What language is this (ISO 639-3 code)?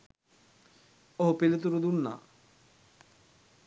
sin